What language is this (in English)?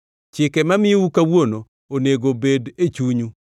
Luo (Kenya and Tanzania)